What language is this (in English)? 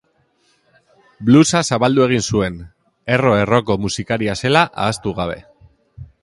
Basque